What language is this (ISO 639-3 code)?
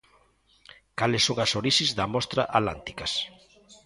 glg